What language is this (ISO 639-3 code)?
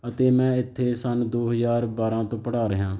pan